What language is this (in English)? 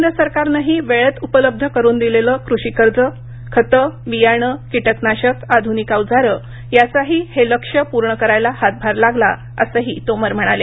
Marathi